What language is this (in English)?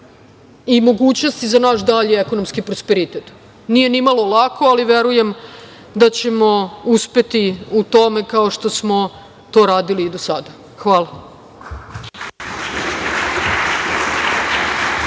Serbian